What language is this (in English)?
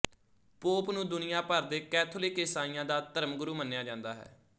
Punjabi